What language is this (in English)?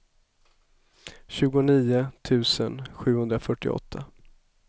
Swedish